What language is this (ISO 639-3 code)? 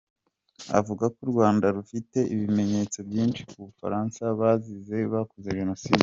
kin